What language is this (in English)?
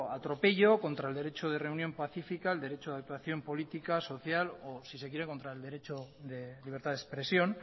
Spanish